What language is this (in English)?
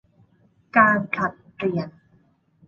Thai